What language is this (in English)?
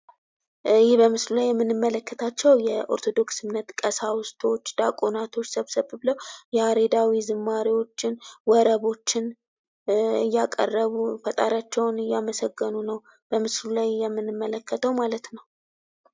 Amharic